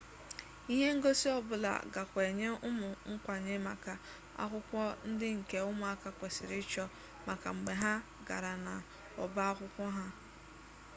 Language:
Igbo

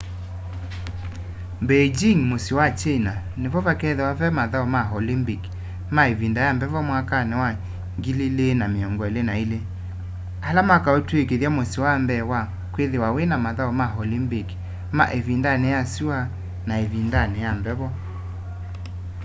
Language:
Kamba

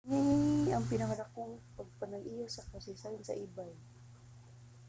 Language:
Cebuano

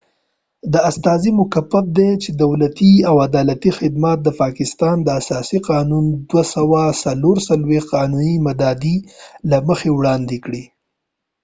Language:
Pashto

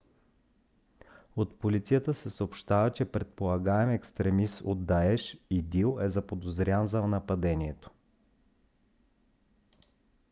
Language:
Bulgarian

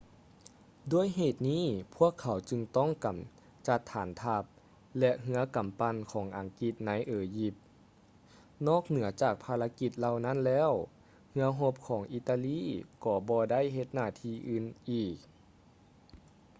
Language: Lao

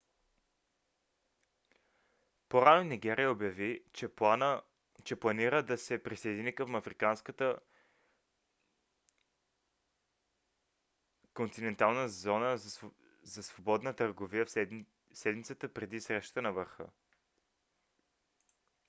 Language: Bulgarian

